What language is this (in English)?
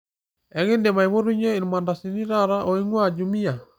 Masai